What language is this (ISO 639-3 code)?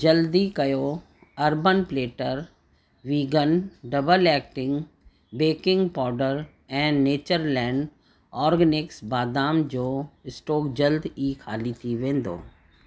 snd